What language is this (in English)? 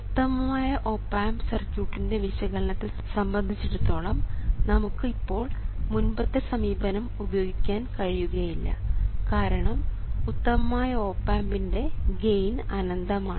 Malayalam